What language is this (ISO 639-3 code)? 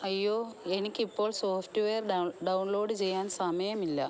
mal